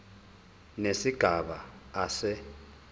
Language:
Zulu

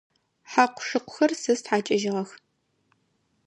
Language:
Adyghe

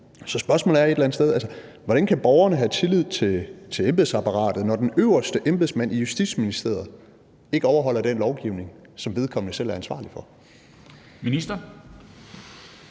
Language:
Danish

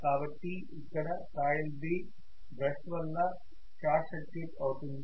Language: Telugu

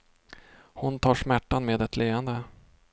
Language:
Swedish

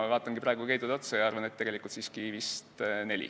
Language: Estonian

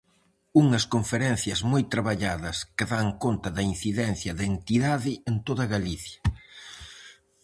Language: Galician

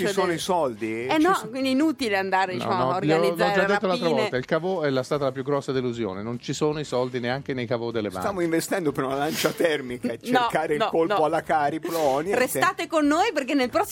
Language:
Italian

